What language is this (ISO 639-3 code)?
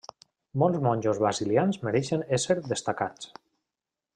cat